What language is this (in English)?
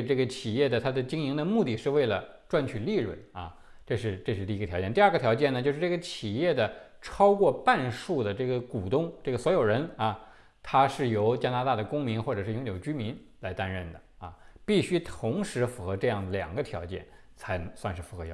Chinese